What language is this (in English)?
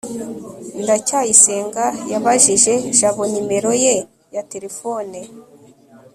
Kinyarwanda